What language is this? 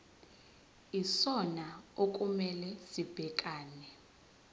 Zulu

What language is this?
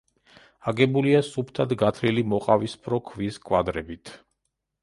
Georgian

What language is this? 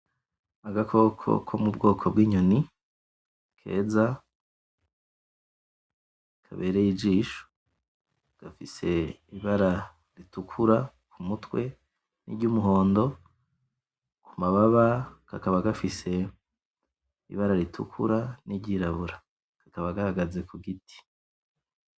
Rundi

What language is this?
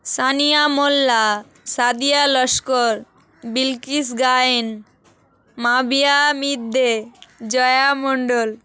Bangla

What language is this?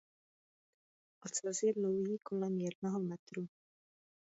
Czech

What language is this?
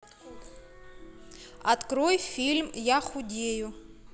Russian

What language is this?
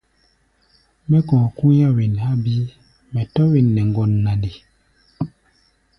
Gbaya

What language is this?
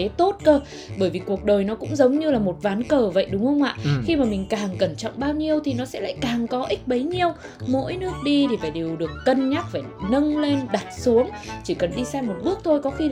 Vietnamese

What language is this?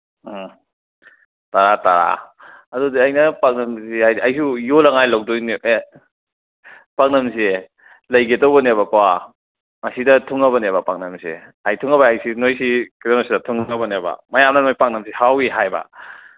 Manipuri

